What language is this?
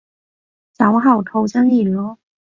Cantonese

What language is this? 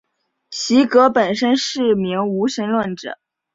Chinese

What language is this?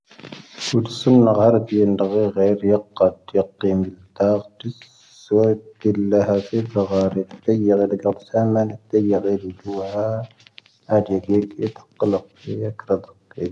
Tahaggart Tamahaq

